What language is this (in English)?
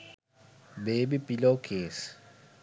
Sinhala